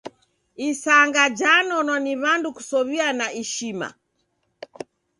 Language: Taita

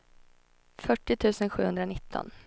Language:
Swedish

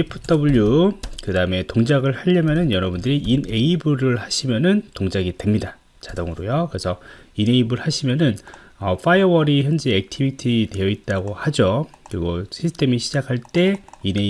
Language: Korean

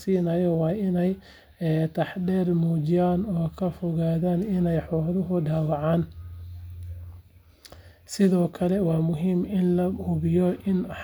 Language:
Somali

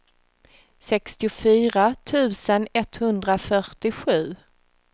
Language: Swedish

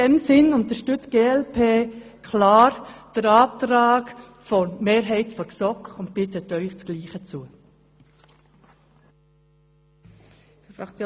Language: Swiss German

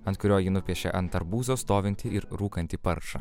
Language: Lithuanian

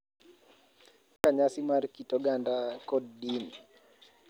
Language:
Luo (Kenya and Tanzania)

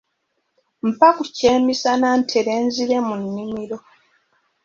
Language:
Ganda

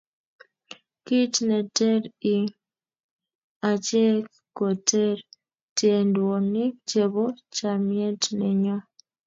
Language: Kalenjin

